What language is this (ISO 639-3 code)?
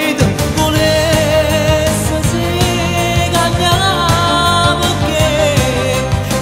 ron